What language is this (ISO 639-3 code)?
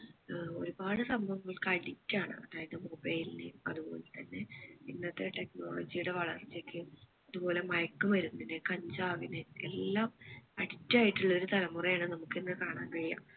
mal